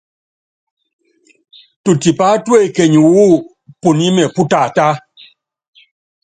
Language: Yangben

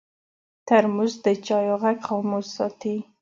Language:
Pashto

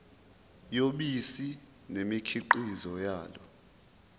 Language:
Zulu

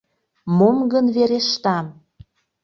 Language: Mari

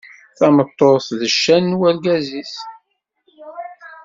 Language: Kabyle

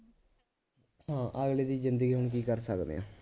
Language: Punjabi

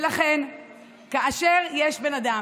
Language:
Hebrew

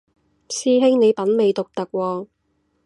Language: Cantonese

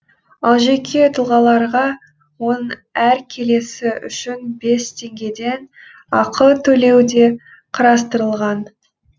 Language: Kazakh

